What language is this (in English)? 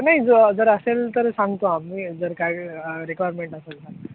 Marathi